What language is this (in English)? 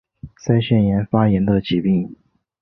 Chinese